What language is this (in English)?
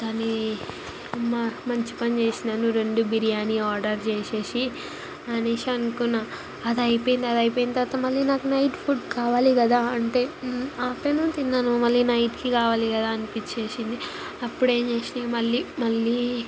Telugu